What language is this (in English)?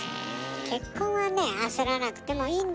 Japanese